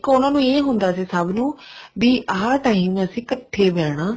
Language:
Punjabi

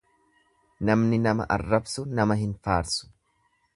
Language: Oromo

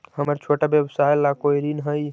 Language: Magahi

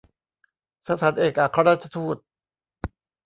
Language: Thai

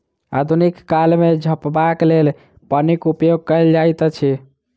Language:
Maithili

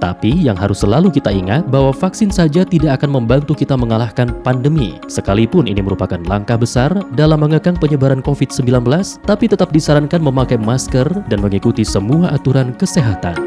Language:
Indonesian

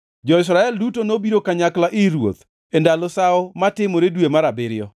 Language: Luo (Kenya and Tanzania)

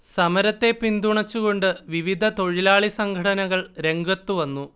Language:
Malayalam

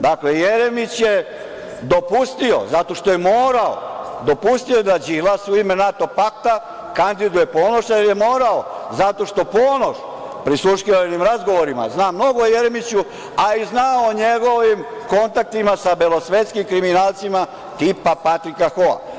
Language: Serbian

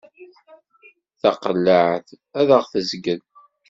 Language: Kabyle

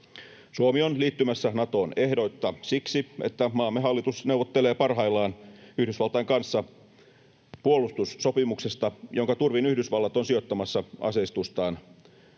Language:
Finnish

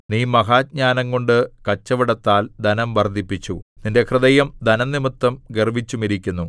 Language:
Malayalam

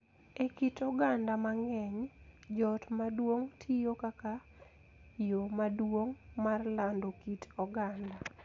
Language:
Luo (Kenya and Tanzania)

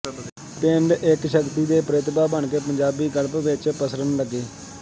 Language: Punjabi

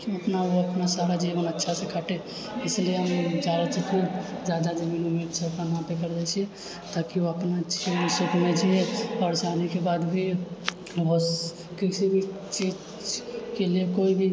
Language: Maithili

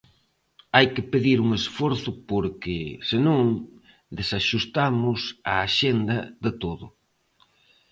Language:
Galician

